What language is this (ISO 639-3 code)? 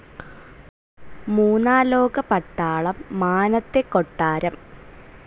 mal